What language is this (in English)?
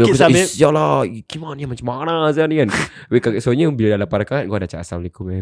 Malay